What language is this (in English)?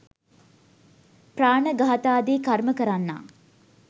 Sinhala